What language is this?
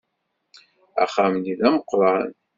Kabyle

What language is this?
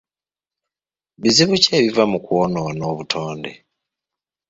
Ganda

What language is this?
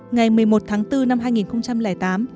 Vietnamese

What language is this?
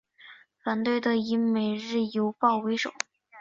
Chinese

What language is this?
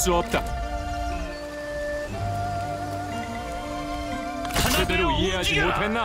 Korean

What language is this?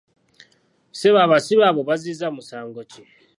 Ganda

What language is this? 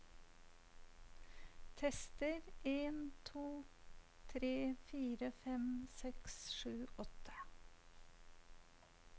Norwegian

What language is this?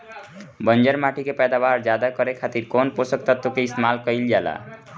Bhojpuri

